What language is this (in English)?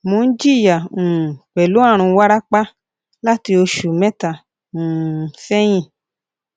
Yoruba